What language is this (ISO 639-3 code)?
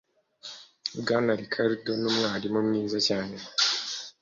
kin